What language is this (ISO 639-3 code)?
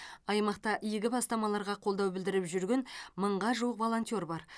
kaz